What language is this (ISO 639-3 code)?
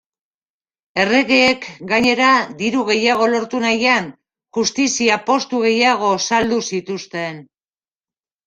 eus